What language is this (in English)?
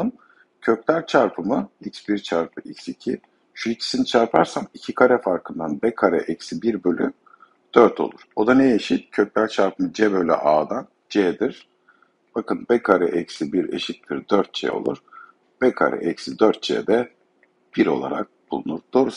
Turkish